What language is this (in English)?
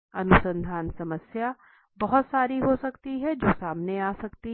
Hindi